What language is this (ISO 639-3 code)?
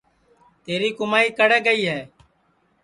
ssi